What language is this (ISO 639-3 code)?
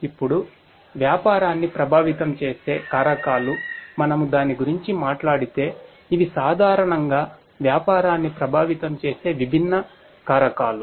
tel